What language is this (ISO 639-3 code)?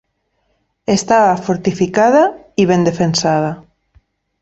cat